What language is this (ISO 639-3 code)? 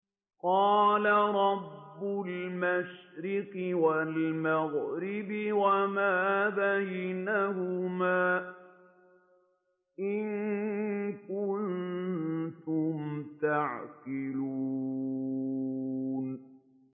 ara